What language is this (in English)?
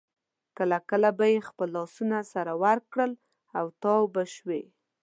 Pashto